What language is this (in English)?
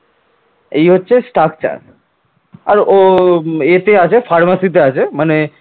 Bangla